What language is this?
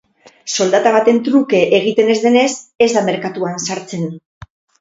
Basque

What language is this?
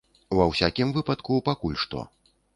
Belarusian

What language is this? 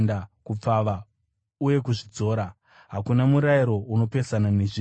Shona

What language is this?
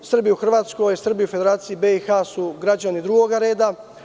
Serbian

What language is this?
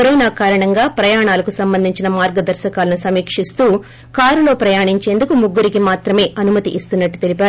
Telugu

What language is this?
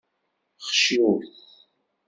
Kabyle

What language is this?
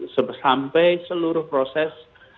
Indonesian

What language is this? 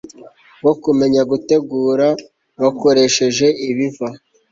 Kinyarwanda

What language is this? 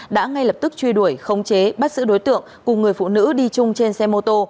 Vietnamese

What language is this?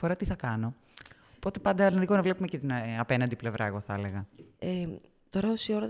Greek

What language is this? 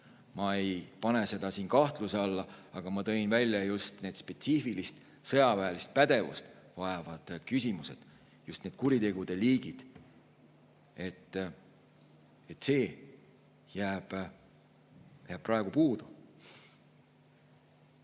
Estonian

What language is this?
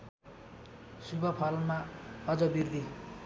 Nepali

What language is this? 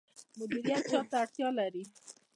Pashto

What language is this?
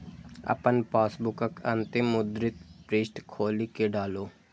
Maithili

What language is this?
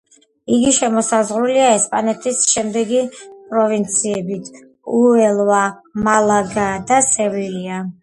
Georgian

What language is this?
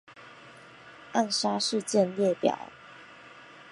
Chinese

